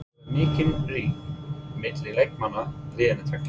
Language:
Icelandic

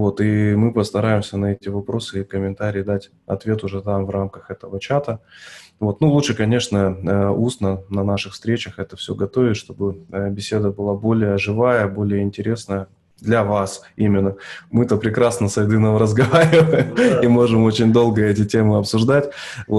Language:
Russian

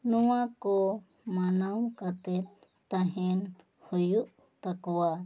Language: Santali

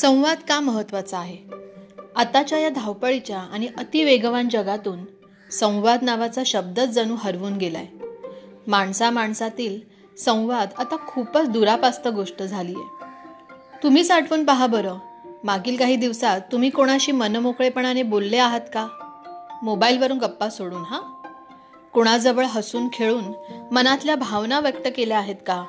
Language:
Marathi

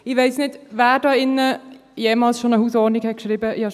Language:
Swiss German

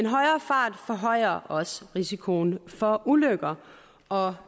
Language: Danish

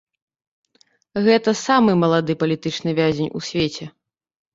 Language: Belarusian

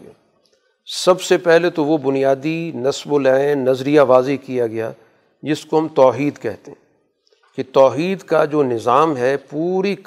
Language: Urdu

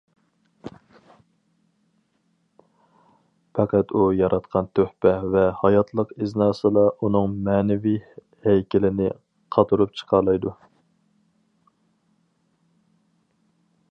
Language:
Uyghur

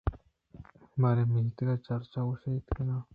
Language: Eastern Balochi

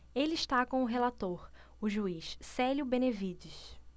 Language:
Portuguese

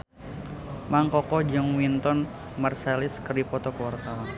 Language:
Sundanese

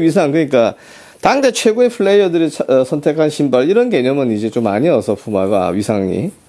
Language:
Korean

